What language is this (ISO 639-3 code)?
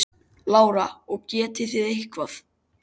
isl